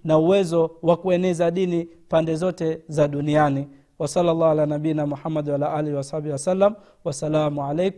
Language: Swahili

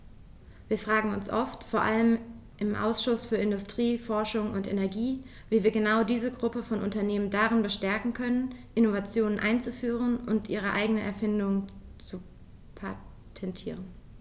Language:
German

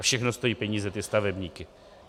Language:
Czech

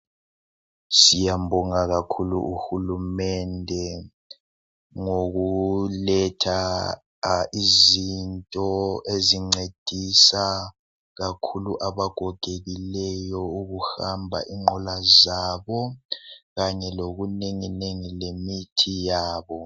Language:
North Ndebele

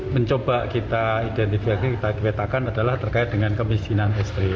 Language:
Indonesian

